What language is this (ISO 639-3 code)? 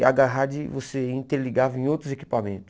por